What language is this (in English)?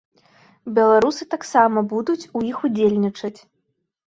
Belarusian